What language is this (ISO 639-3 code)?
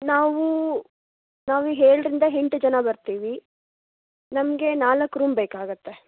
kan